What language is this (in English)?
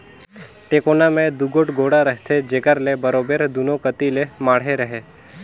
Chhattisgarhi